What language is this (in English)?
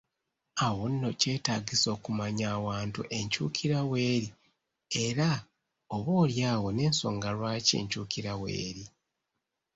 Ganda